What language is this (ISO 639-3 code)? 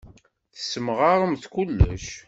kab